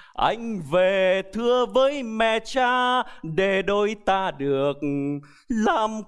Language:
Vietnamese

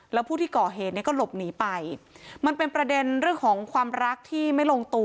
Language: Thai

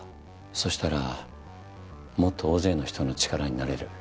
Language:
Japanese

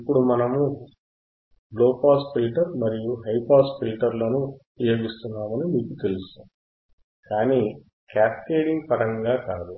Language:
Telugu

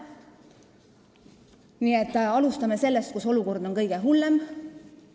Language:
Estonian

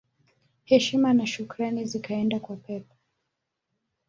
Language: Swahili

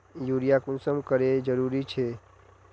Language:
Magahi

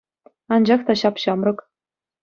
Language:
Chuvash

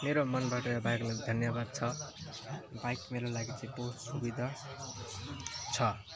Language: Nepali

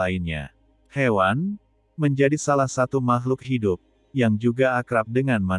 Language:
Indonesian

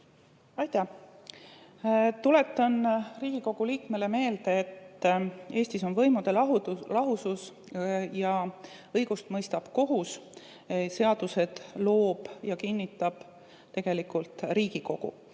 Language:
Estonian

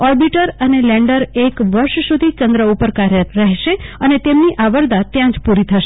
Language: Gujarati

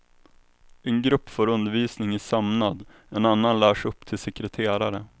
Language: Swedish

